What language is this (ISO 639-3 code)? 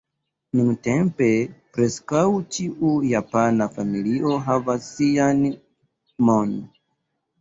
epo